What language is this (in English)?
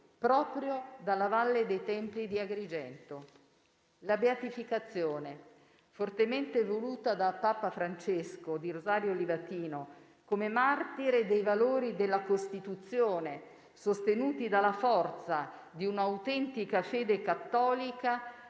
Italian